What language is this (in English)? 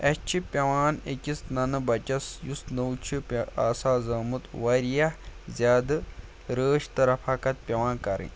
Kashmiri